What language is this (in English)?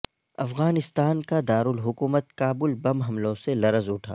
Urdu